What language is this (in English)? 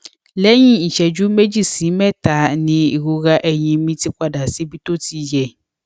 Yoruba